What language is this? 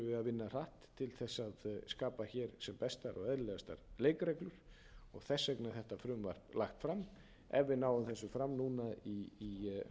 Icelandic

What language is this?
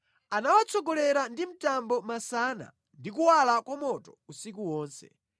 Nyanja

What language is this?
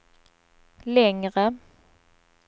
Swedish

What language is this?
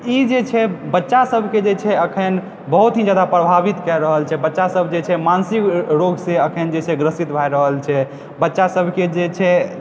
Maithili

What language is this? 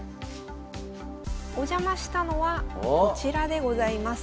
Japanese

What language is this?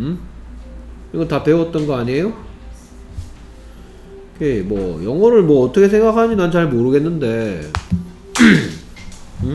Korean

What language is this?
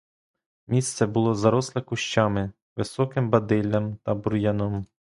Ukrainian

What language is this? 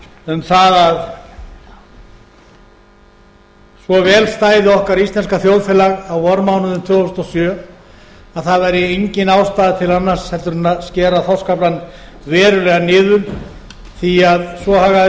Icelandic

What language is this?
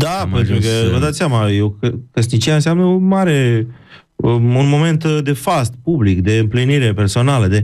Romanian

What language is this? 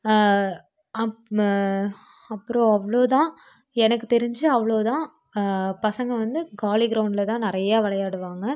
Tamil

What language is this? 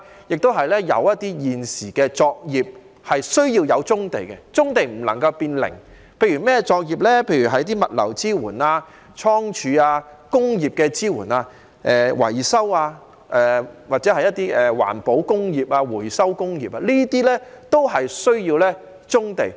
Cantonese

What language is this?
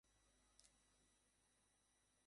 Bangla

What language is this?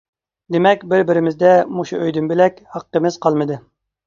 Uyghur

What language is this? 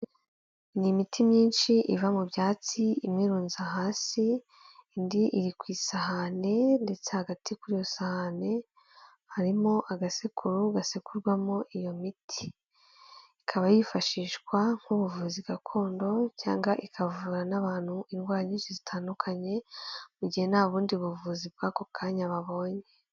Kinyarwanda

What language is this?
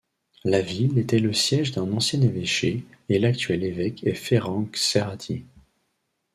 French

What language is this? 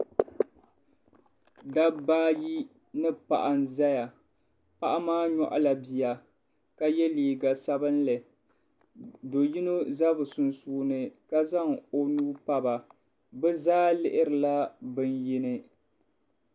Dagbani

